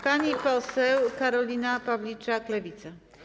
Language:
Polish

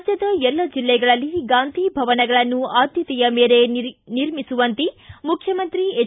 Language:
Kannada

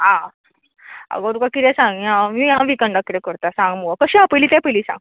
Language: Konkani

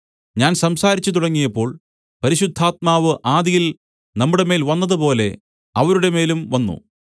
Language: Malayalam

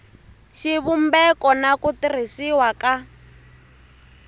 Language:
Tsonga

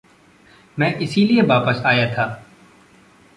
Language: Hindi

